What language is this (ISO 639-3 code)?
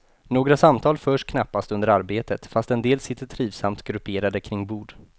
swe